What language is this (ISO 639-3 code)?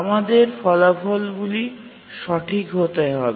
ben